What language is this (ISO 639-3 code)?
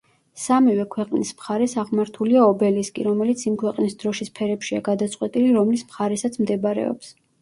kat